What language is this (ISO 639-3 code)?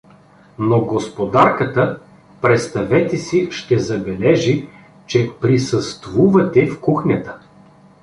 bul